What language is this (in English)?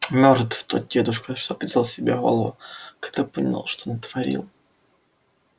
Russian